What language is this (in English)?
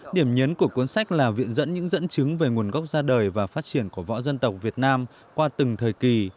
Vietnamese